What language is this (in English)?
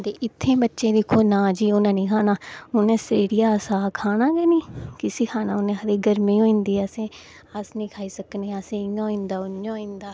Dogri